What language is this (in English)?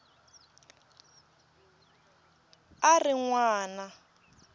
Tsonga